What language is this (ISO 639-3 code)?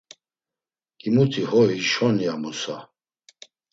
lzz